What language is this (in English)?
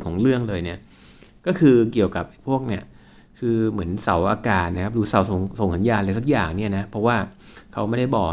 Thai